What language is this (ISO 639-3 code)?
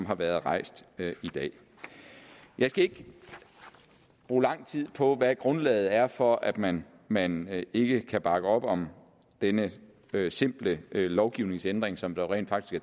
dan